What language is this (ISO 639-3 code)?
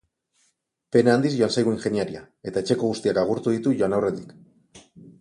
eus